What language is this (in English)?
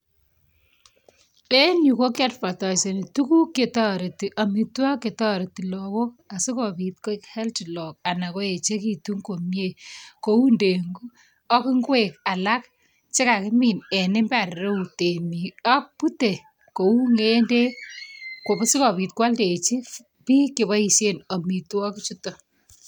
Kalenjin